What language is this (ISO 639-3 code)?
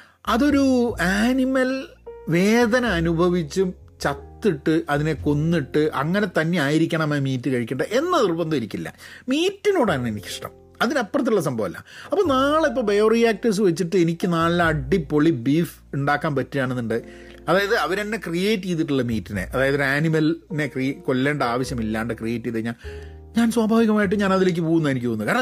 mal